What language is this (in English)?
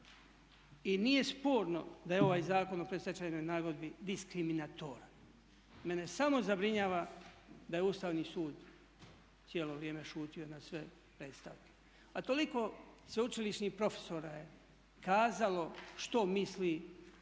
Croatian